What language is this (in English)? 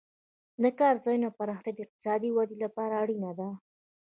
Pashto